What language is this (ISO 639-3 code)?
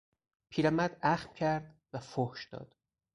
fas